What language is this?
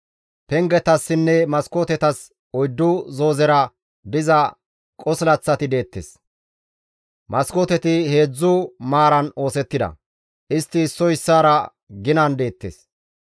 Gamo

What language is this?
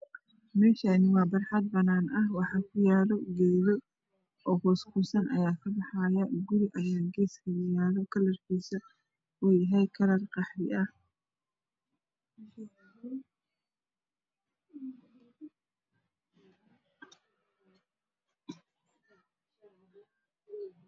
Somali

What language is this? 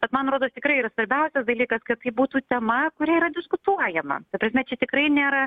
Lithuanian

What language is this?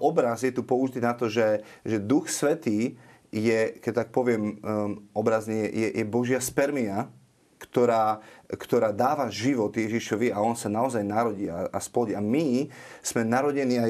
Slovak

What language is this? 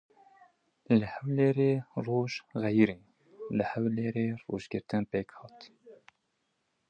Kurdish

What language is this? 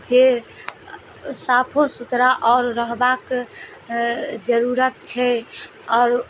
Maithili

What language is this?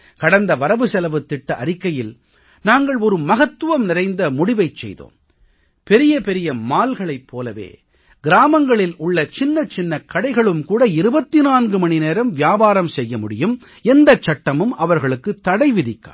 Tamil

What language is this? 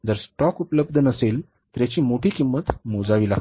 Marathi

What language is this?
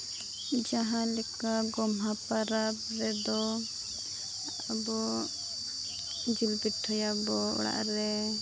Santali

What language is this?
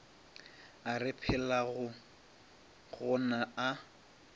Northern Sotho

